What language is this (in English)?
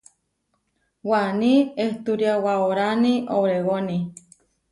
Huarijio